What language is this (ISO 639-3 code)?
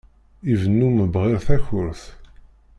kab